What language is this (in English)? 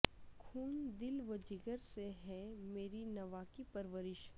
Urdu